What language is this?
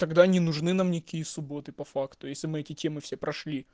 Russian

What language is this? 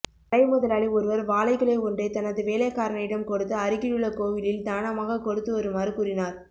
Tamil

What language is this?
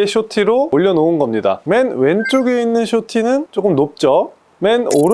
Korean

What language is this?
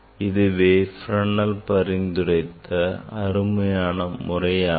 Tamil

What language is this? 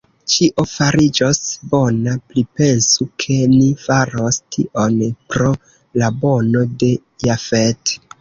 Esperanto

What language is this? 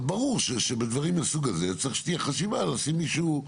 Hebrew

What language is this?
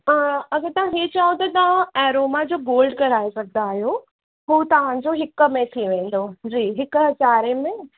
Sindhi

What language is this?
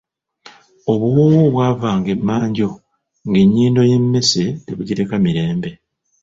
Ganda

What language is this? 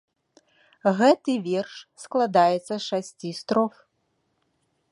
Belarusian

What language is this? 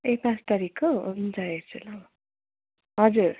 Nepali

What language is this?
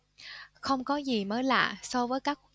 Vietnamese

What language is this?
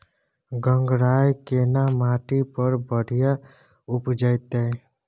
Maithili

